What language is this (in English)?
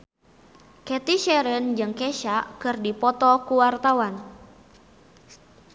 Sundanese